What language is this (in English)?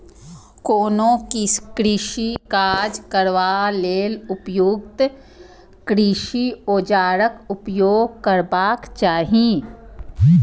Maithili